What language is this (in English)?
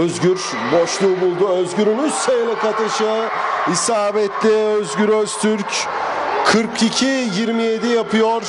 Turkish